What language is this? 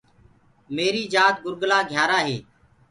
Gurgula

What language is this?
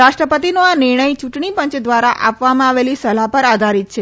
Gujarati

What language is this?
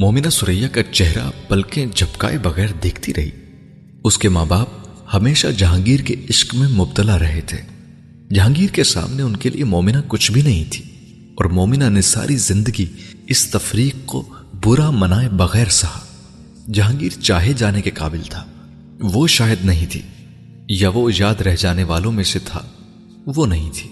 Urdu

